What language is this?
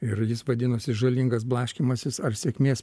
Lithuanian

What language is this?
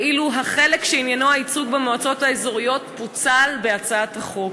Hebrew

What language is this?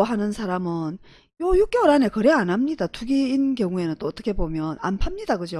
Korean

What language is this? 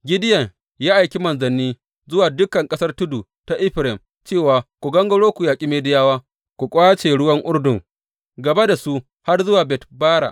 Hausa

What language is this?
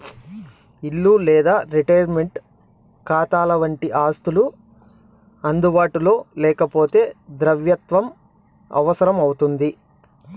Telugu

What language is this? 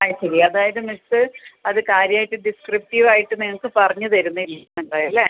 Malayalam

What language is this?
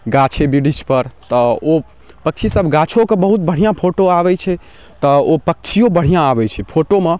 Maithili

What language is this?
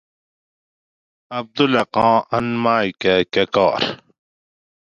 Gawri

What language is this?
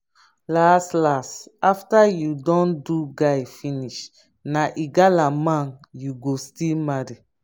Nigerian Pidgin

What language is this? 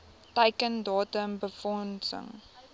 Afrikaans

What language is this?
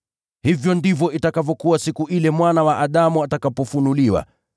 Swahili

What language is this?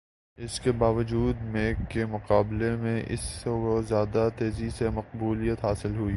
Urdu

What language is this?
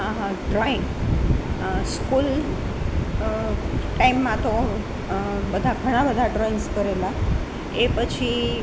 Gujarati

